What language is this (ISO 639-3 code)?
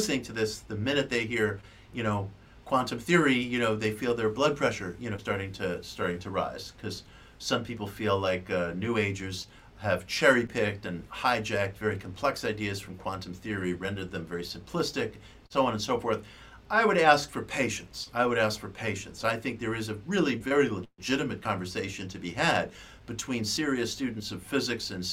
eng